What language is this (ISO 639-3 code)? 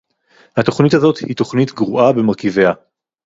heb